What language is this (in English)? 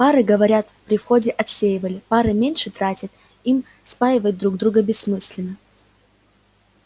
Russian